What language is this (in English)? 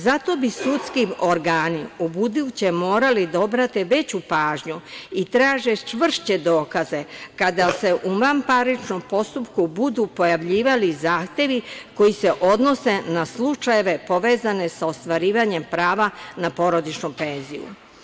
Serbian